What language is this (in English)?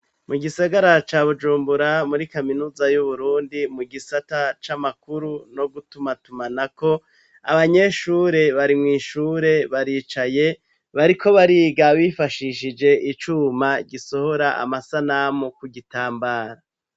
Rundi